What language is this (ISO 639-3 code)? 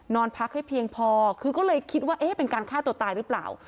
tha